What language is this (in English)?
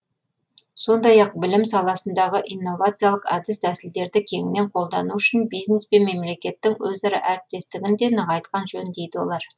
Kazakh